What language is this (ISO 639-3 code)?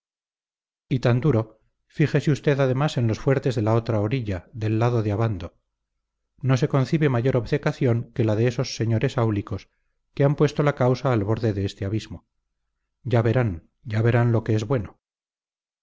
spa